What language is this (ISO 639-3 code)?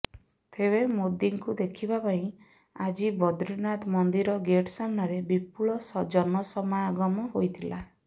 ori